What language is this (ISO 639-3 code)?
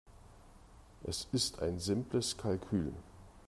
deu